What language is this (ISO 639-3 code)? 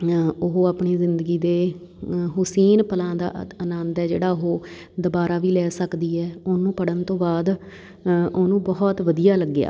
pan